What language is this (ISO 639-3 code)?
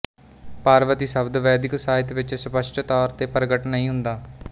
pan